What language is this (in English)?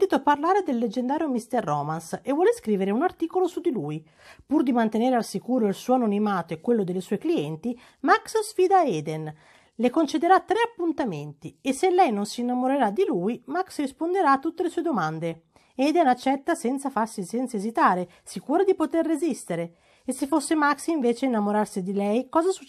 Italian